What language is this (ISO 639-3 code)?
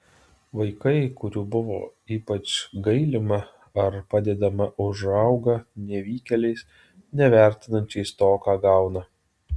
lit